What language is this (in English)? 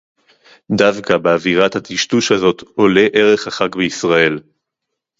Hebrew